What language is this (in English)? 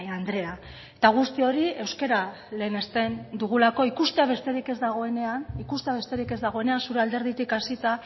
Basque